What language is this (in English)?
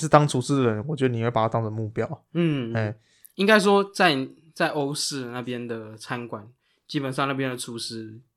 Chinese